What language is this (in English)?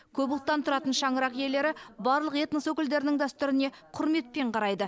Kazakh